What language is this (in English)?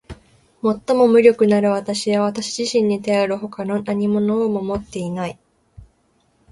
Japanese